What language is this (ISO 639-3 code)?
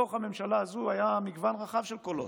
heb